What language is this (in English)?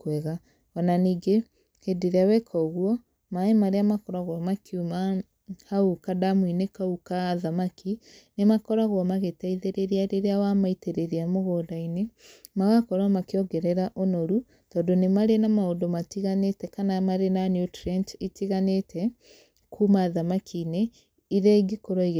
Kikuyu